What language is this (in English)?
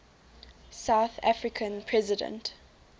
English